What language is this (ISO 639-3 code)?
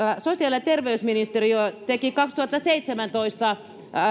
fin